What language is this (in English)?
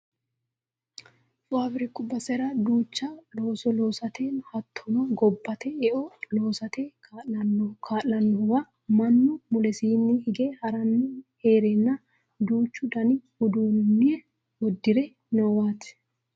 Sidamo